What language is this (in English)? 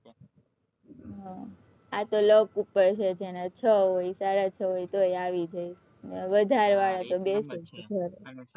Gujarati